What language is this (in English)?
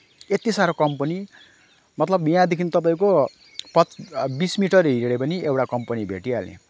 Nepali